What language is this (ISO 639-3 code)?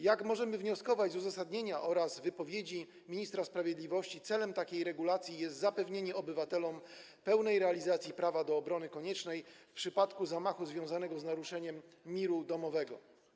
pol